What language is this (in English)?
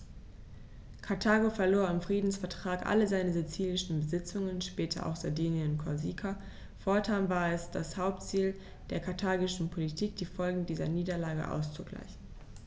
German